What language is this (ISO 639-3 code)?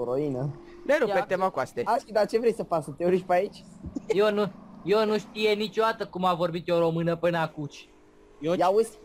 ron